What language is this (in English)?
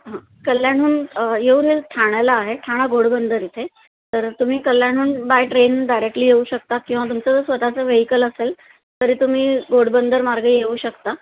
Marathi